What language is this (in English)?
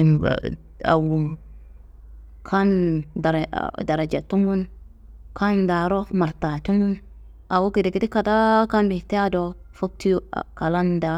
Kanembu